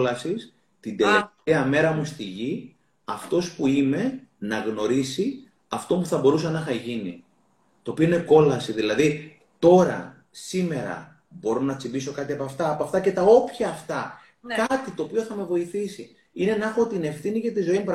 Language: Greek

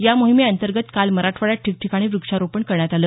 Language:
Marathi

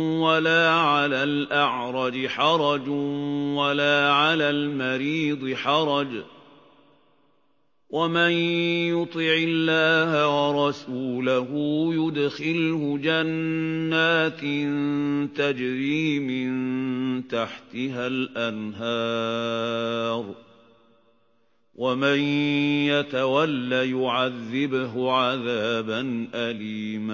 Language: Arabic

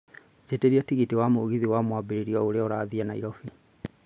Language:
Kikuyu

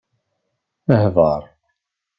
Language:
Kabyle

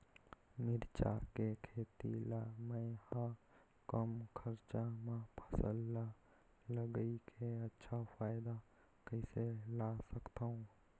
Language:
Chhattisgarhi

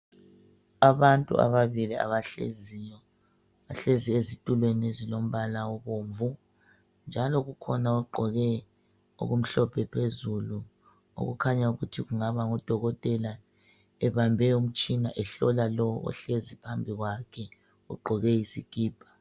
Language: North Ndebele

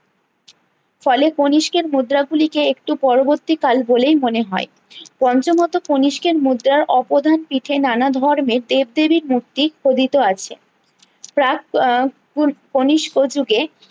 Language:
Bangla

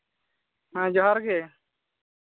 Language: Santali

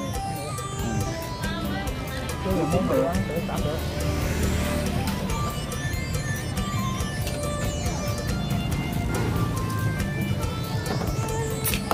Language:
Vietnamese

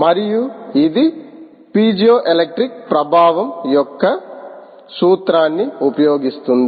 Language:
Telugu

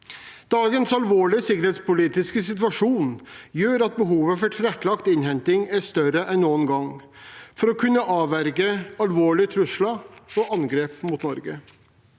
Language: Norwegian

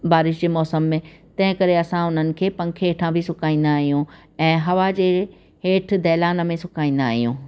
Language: Sindhi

